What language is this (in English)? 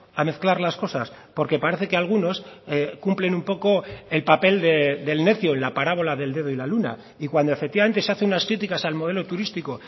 Spanish